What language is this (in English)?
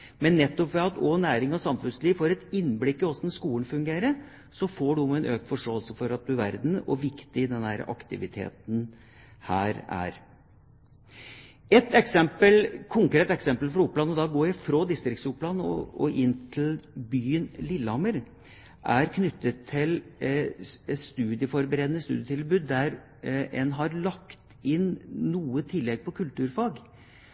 Norwegian Bokmål